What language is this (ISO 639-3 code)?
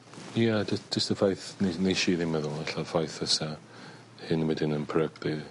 cym